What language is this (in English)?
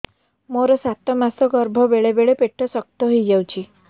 Odia